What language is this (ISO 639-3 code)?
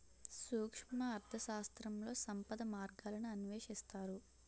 tel